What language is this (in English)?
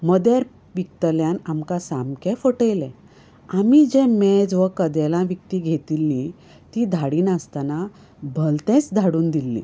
Konkani